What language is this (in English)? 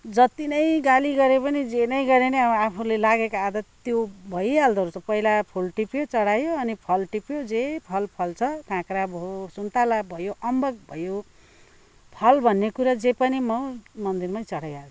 Nepali